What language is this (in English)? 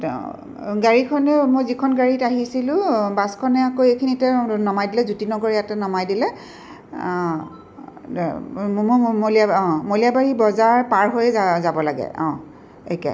Assamese